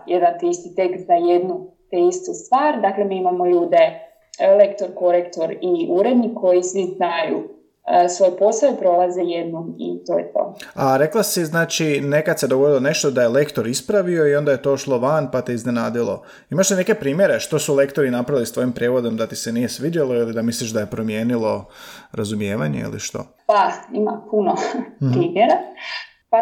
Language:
Croatian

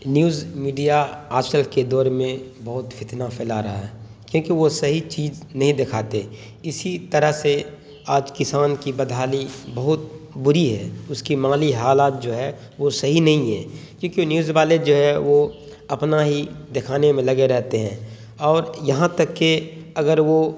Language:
Urdu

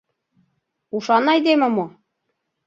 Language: Mari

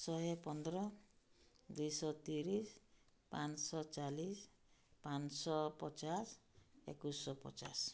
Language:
Odia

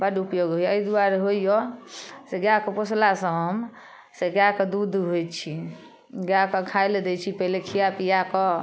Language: Maithili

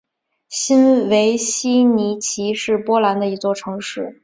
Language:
Chinese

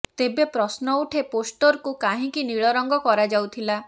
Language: Odia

